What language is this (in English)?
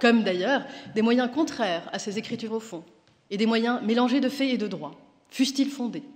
French